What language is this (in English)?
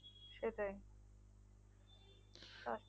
Bangla